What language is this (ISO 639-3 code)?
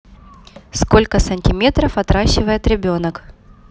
rus